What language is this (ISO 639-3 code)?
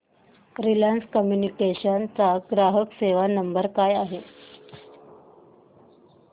mar